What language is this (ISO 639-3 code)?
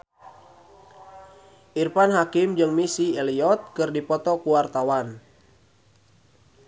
sun